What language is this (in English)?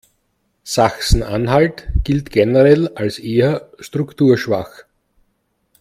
German